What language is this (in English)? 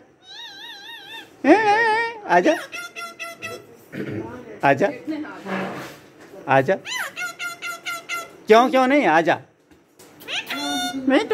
English